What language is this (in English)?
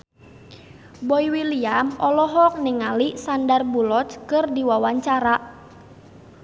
Sundanese